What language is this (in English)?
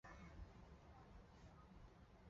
Chinese